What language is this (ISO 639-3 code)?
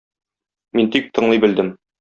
tat